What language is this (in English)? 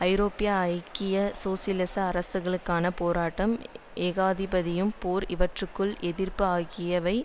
Tamil